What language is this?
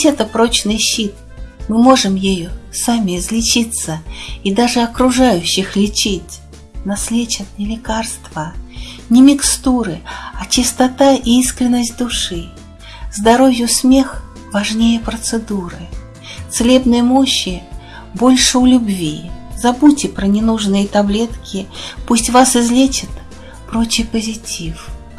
Russian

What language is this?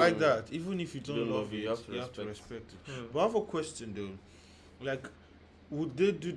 Turkish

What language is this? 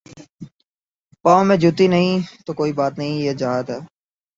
Urdu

